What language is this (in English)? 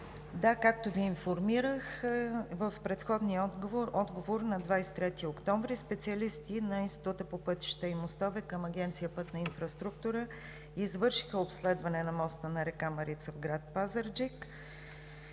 Bulgarian